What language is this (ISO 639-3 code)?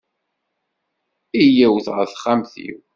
kab